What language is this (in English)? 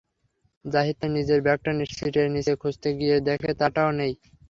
Bangla